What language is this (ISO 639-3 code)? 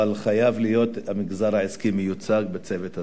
heb